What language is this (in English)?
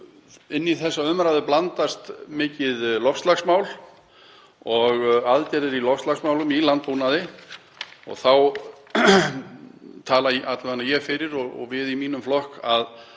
Icelandic